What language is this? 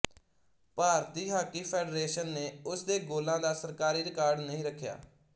Punjabi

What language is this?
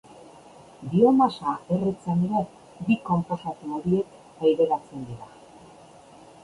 Basque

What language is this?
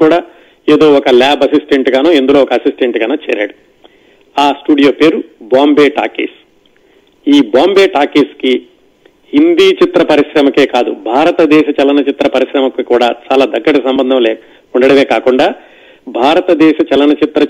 Telugu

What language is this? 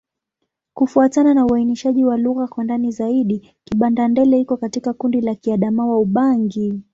Swahili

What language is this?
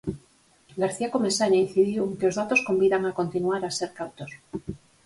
Galician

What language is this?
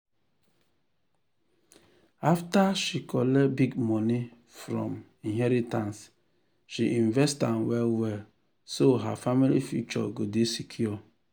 Nigerian Pidgin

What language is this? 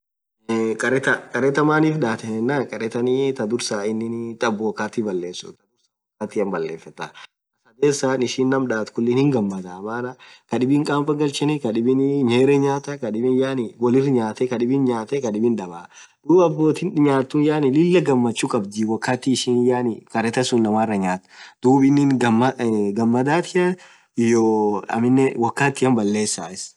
Orma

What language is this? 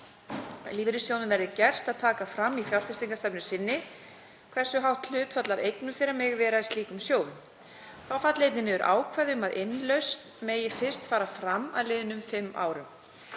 Icelandic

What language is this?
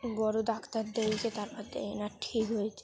Bangla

